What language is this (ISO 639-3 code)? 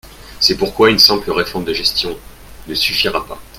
fra